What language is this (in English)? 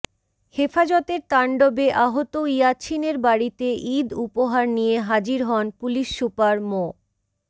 Bangla